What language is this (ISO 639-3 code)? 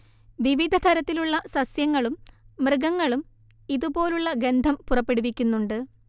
mal